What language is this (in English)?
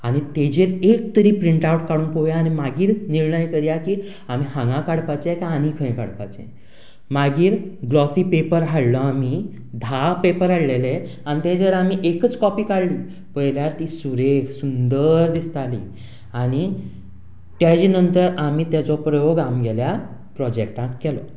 Konkani